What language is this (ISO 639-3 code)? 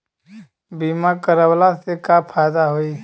bho